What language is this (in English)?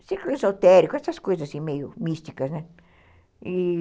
Portuguese